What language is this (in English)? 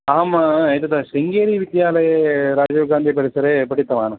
Sanskrit